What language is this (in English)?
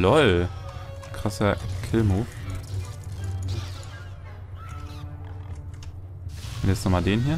German